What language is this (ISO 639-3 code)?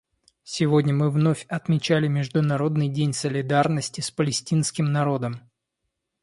rus